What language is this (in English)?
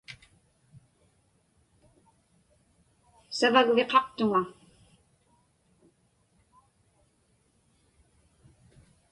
Inupiaq